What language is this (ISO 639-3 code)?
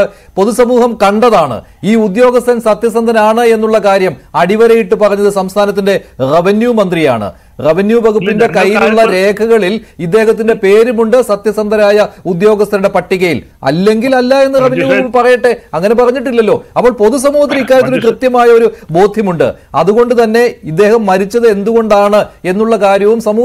ron